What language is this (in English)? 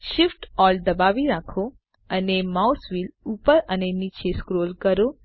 Gujarati